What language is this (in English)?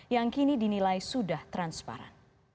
Indonesian